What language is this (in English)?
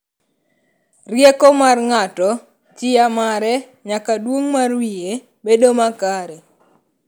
Luo (Kenya and Tanzania)